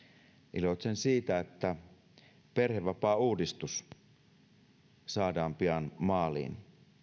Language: Finnish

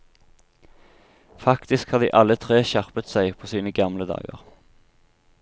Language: Norwegian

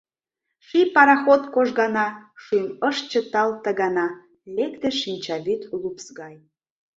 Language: Mari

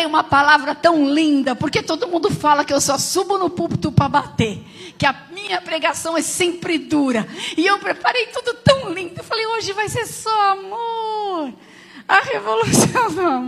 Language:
Portuguese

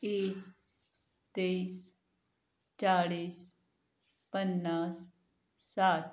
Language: Marathi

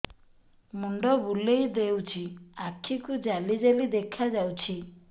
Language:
Odia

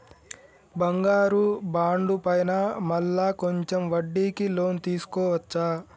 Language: Telugu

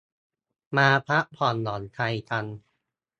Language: Thai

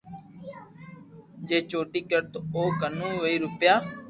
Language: Loarki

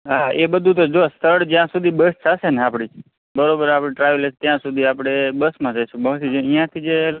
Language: Gujarati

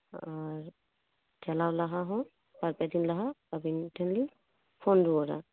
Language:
Santali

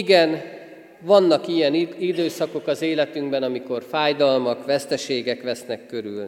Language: Hungarian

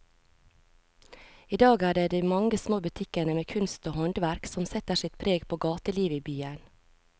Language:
Norwegian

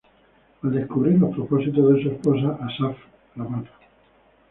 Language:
Spanish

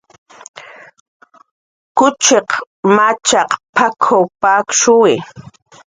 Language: Jaqaru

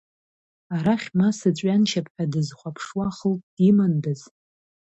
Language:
Abkhazian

